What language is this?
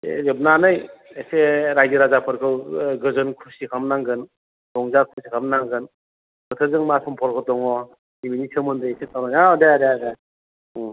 Bodo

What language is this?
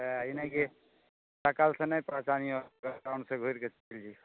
Maithili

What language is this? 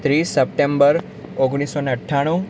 Gujarati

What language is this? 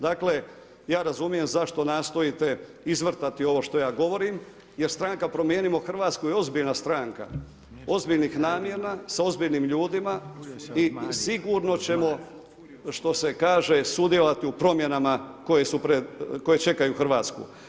Croatian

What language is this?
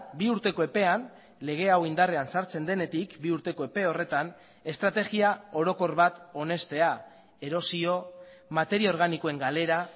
Basque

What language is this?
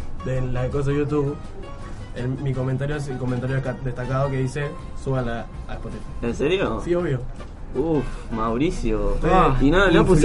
Spanish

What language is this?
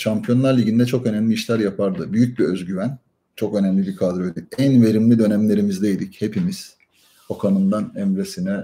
Turkish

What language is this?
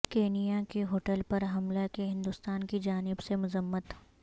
Urdu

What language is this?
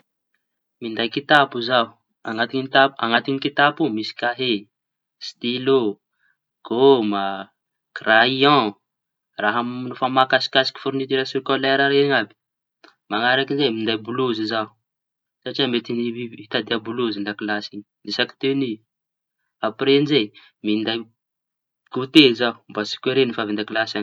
Tanosy Malagasy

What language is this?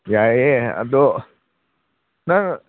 Manipuri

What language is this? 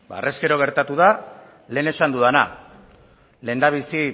Basque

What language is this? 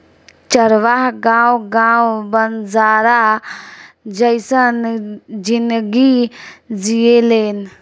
Bhojpuri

